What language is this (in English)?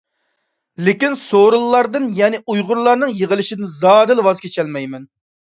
Uyghur